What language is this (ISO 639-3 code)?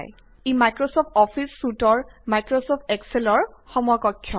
asm